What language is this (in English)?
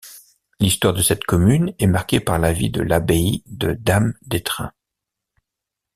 French